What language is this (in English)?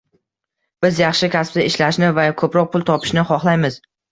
Uzbek